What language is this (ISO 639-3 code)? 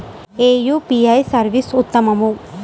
tel